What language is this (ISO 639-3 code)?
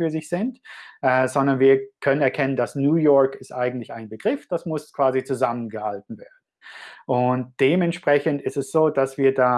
deu